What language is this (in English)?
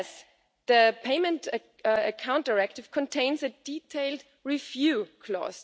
English